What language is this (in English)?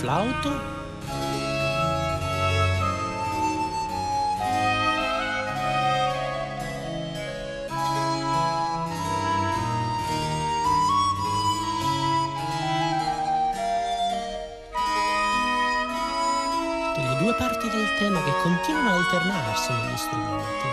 Italian